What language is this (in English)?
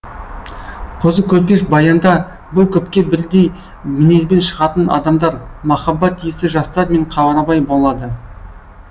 Kazakh